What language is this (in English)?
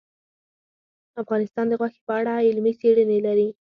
Pashto